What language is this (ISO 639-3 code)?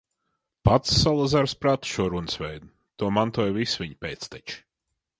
lav